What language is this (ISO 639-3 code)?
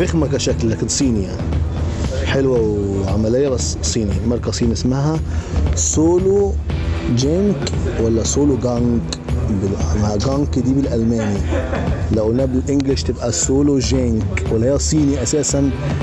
ara